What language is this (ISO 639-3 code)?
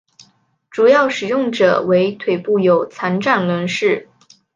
zho